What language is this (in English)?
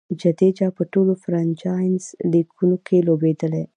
Pashto